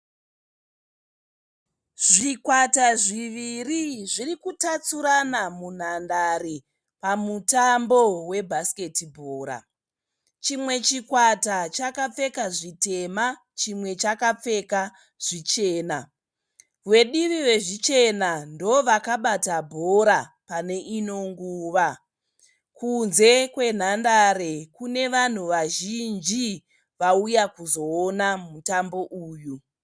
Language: Shona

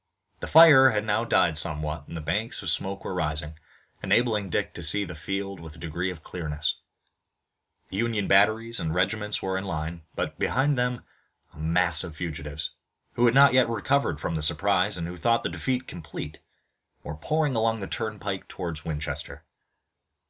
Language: English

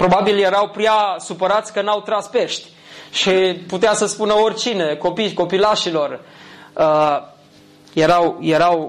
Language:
Romanian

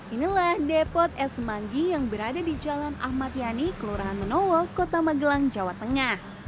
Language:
Indonesian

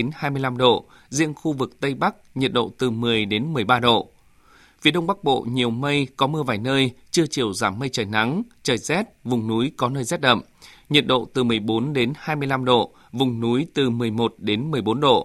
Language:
Vietnamese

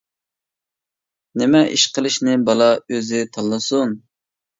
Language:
Uyghur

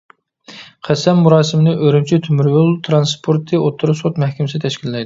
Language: Uyghur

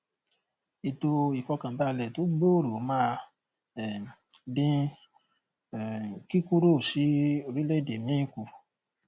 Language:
Yoruba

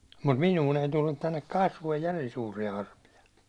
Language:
Finnish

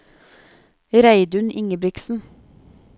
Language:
Norwegian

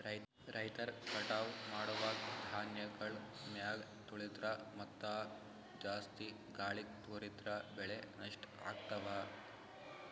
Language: Kannada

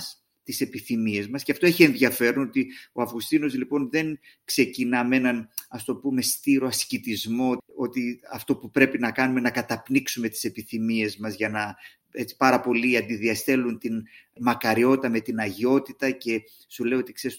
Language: Greek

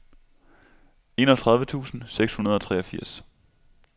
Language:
Danish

